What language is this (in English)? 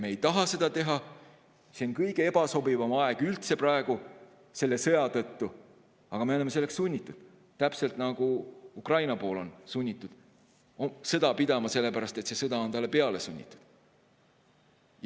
Estonian